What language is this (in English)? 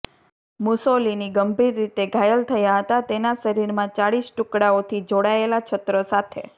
Gujarati